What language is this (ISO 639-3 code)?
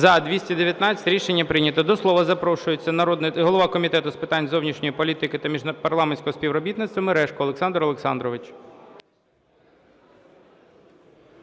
ukr